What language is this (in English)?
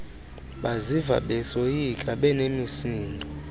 Xhosa